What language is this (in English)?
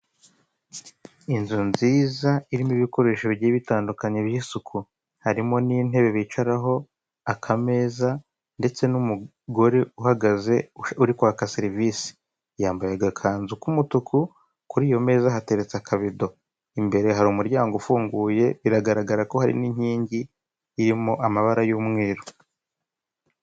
Kinyarwanda